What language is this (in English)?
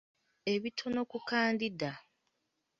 Ganda